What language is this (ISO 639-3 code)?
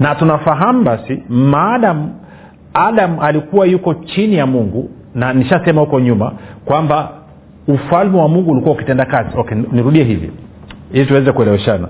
swa